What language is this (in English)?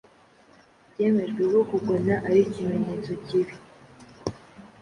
Kinyarwanda